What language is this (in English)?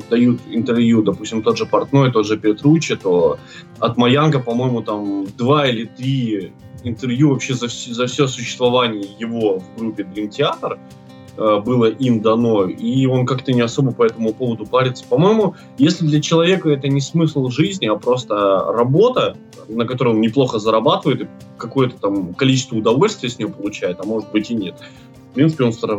Russian